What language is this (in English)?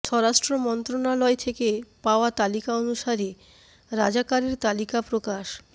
Bangla